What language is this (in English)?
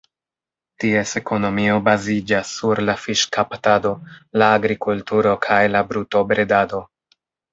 Esperanto